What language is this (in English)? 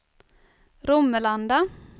Swedish